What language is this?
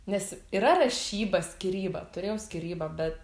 Lithuanian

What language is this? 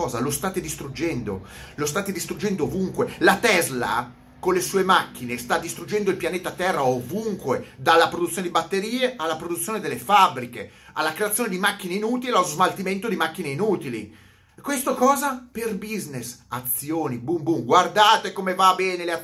Italian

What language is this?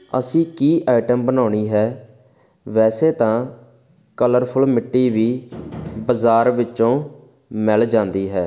Punjabi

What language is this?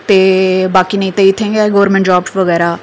Dogri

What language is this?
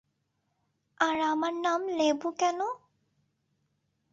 Bangla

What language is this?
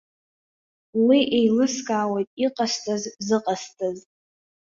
Abkhazian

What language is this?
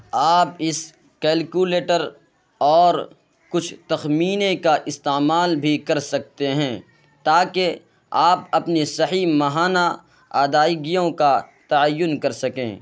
Urdu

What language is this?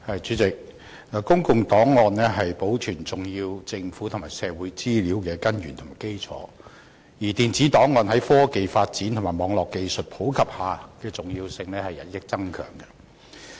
Cantonese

